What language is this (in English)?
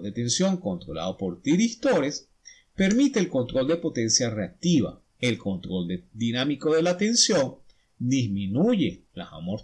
Spanish